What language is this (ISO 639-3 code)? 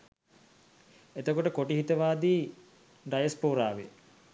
sin